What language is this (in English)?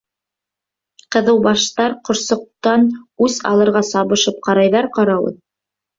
Bashkir